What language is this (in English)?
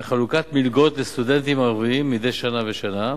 Hebrew